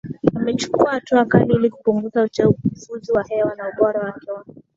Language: Swahili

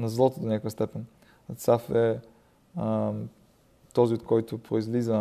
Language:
Bulgarian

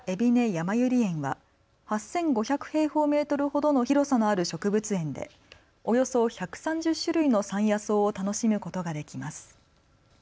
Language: Japanese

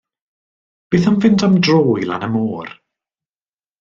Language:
Welsh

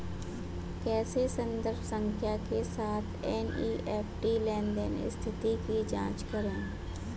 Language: Hindi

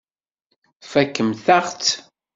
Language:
Kabyle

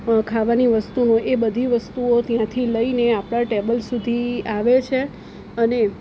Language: Gujarati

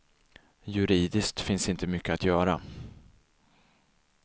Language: Swedish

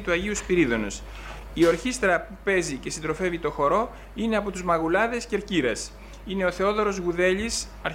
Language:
Greek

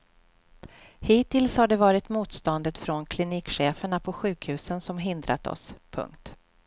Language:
Swedish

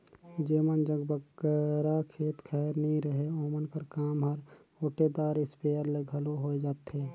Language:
Chhattisgarhi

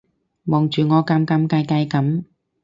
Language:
Cantonese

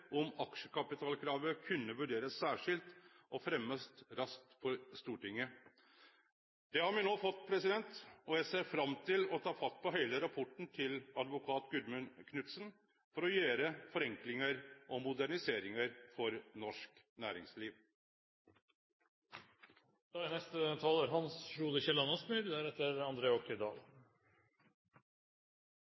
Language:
Norwegian Nynorsk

